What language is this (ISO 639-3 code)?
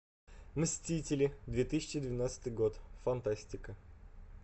rus